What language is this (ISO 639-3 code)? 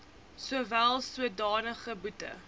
afr